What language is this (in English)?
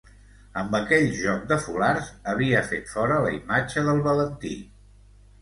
Catalan